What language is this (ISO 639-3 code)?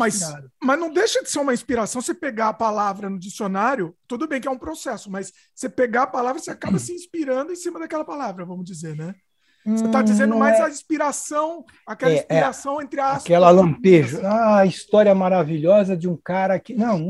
por